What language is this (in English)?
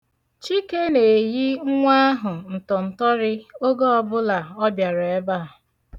Igbo